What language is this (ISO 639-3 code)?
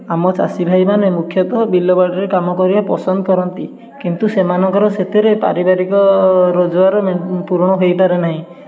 ori